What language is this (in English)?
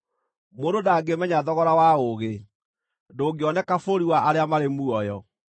Kikuyu